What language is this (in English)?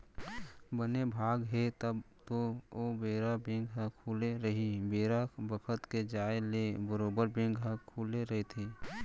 Chhattisgarhi